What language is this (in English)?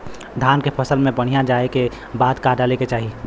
Bhojpuri